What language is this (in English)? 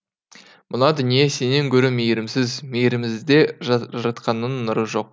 Kazakh